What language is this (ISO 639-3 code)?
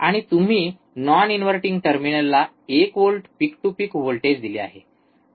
mar